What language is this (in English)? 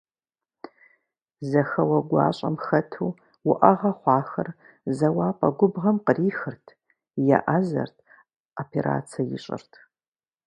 Kabardian